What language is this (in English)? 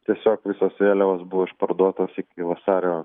Lithuanian